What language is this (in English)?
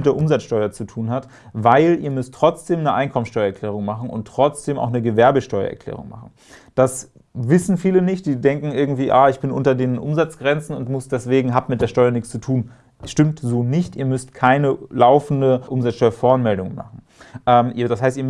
German